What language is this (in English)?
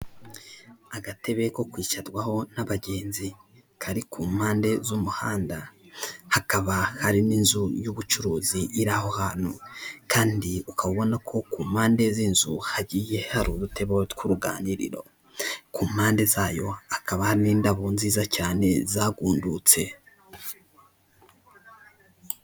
Kinyarwanda